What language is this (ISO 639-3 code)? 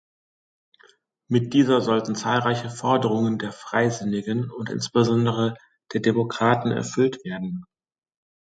deu